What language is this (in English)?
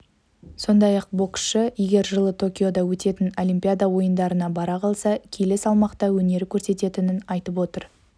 Kazakh